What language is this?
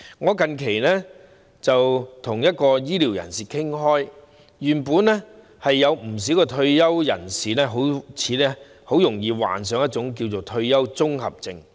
Cantonese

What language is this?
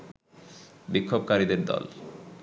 Bangla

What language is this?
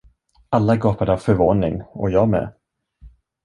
Swedish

